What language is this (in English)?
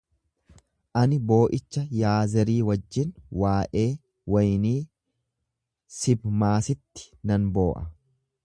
Oromo